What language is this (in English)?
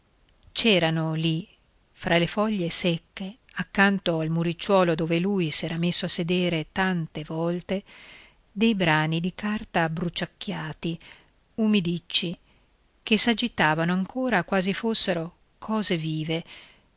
Italian